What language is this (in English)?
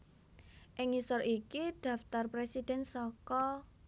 Javanese